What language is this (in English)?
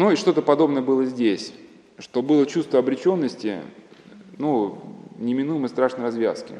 Russian